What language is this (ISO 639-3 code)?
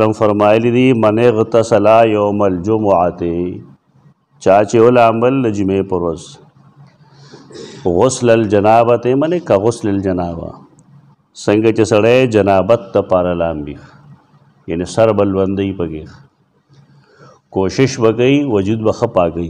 ind